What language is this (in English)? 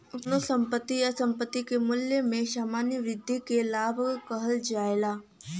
Bhojpuri